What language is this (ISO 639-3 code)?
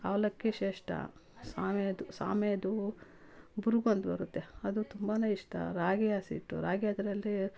kan